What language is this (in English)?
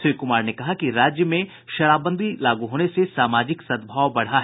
Hindi